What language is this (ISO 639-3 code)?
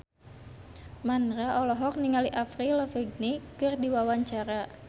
sun